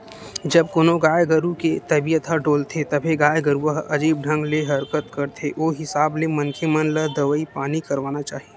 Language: Chhattisgarhi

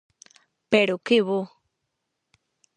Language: Galician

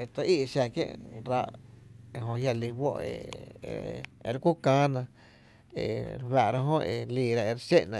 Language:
Tepinapa Chinantec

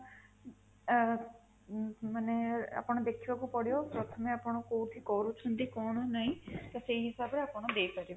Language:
Odia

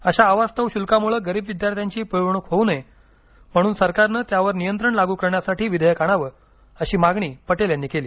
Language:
Marathi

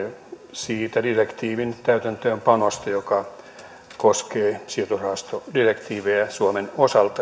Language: Finnish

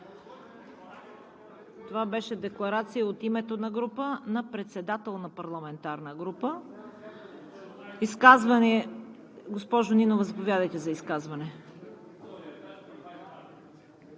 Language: Bulgarian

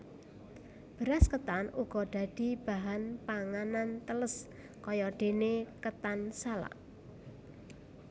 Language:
Javanese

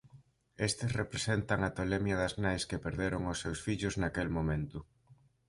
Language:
Galician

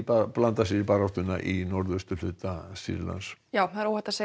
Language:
Icelandic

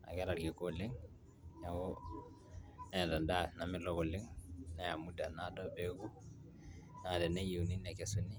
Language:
Masai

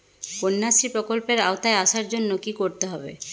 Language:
Bangla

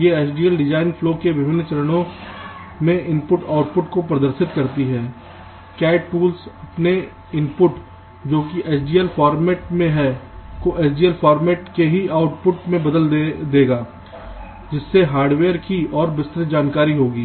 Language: Hindi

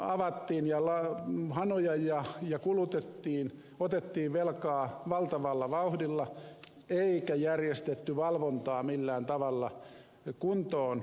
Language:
Finnish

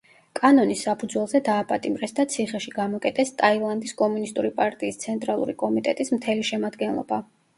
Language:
Georgian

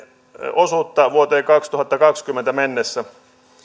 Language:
Finnish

